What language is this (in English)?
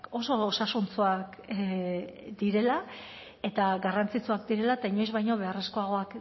Basque